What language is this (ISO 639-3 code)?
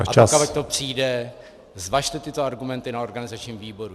ces